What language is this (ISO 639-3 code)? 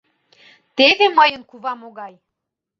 chm